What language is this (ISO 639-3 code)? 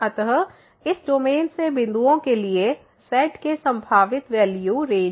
hin